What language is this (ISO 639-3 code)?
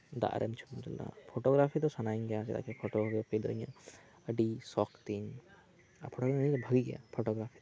sat